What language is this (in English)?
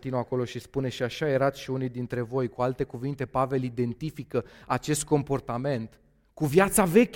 Romanian